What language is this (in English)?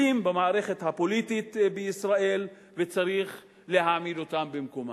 Hebrew